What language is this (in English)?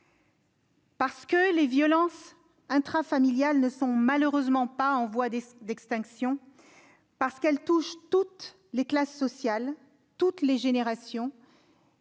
French